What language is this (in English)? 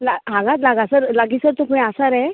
Konkani